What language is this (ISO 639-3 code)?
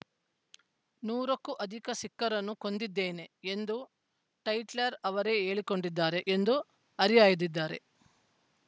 kan